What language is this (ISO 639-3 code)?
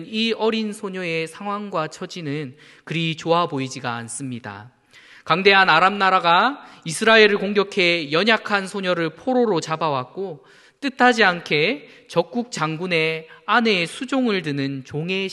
kor